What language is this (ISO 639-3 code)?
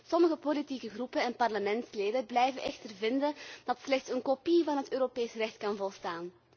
nld